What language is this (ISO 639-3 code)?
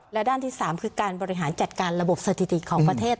tha